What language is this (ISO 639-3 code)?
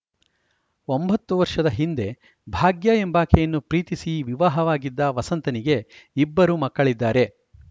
kan